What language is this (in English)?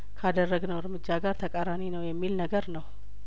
Amharic